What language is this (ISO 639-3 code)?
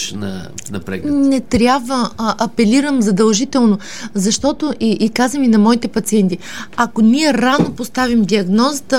bul